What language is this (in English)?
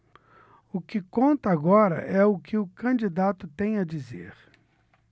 Portuguese